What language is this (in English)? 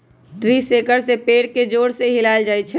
Magahi